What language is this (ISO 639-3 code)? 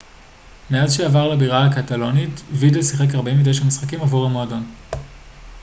heb